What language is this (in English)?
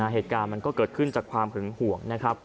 Thai